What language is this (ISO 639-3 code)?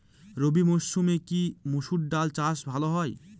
ben